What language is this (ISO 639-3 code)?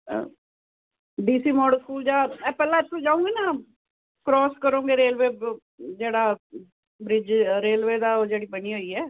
pan